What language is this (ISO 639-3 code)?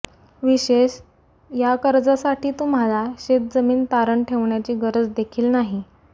mar